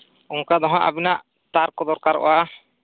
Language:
Santali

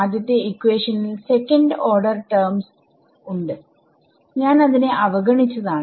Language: Malayalam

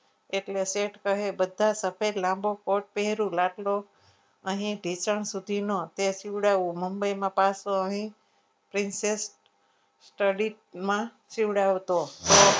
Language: Gujarati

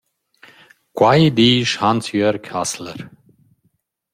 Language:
Romansh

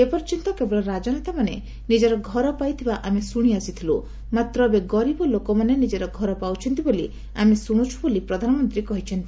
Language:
Odia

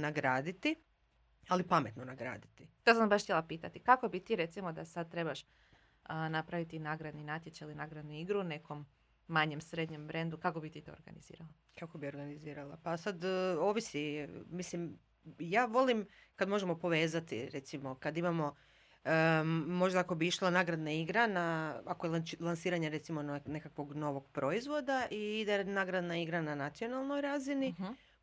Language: Croatian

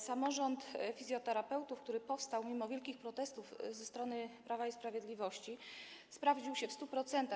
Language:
Polish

